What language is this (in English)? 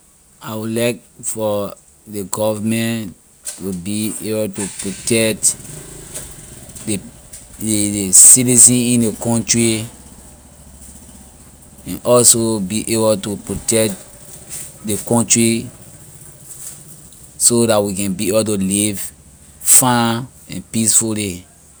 Liberian English